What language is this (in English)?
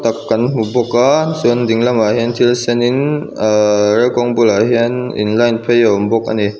Mizo